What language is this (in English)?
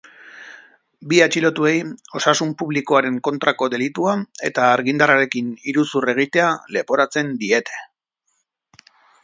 Basque